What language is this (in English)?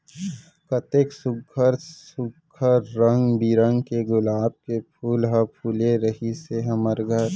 Chhattisgarhi